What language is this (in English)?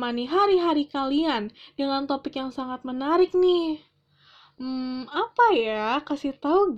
Indonesian